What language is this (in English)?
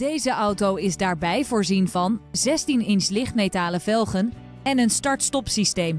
Dutch